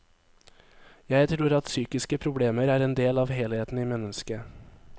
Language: Norwegian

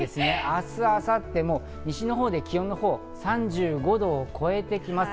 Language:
Japanese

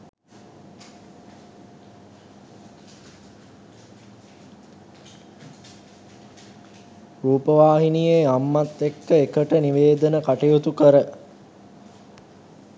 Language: Sinhala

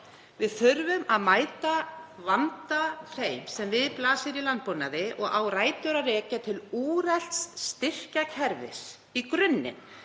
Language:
Icelandic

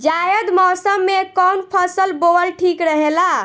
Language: Bhojpuri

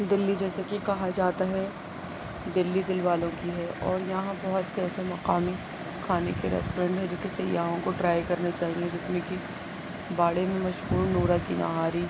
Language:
Urdu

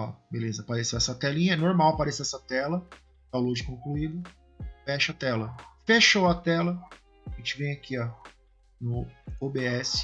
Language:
Portuguese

